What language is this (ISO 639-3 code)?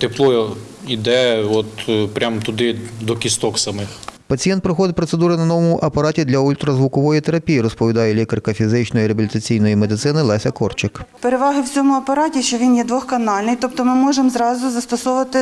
ukr